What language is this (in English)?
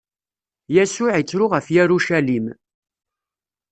Kabyle